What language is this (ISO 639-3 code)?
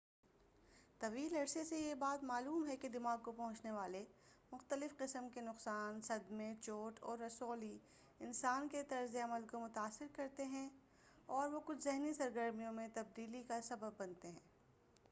urd